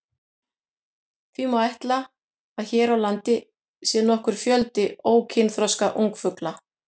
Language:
Icelandic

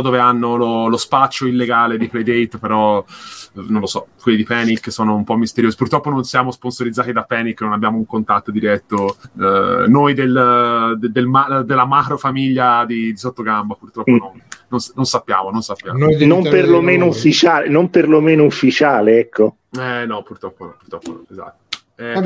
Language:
Italian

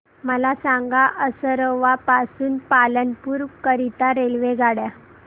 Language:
Marathi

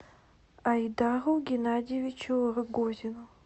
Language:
Russian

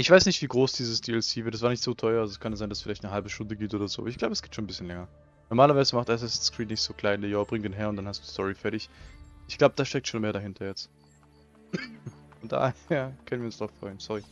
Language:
German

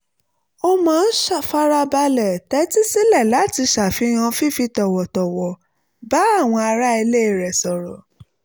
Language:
Yoruba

